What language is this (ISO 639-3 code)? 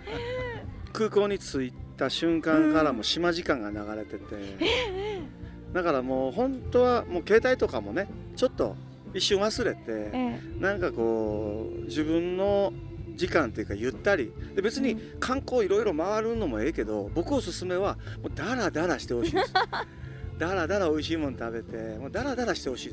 jpn